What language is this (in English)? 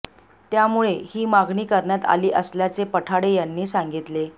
Marathi